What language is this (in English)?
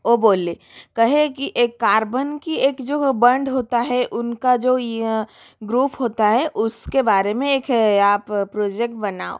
Hindi